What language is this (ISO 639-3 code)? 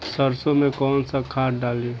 bho